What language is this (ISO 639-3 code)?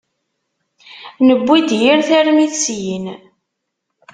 kab